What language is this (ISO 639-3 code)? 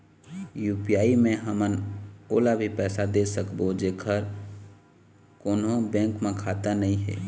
hne